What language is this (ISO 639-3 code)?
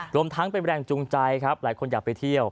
tha